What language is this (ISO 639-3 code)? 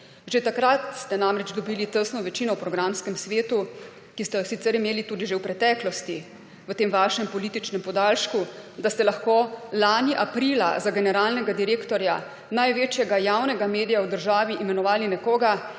slv